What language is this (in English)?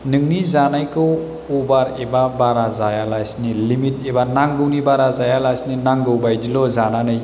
Bodo